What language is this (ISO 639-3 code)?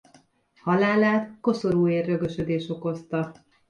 hun